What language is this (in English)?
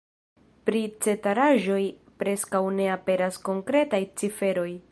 Esperanto